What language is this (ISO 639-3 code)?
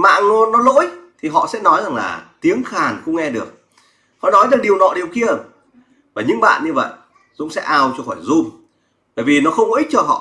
vie